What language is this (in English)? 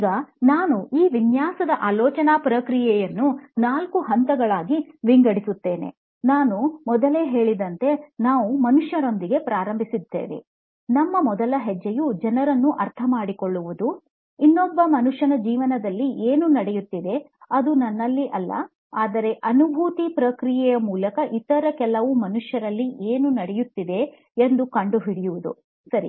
Kannada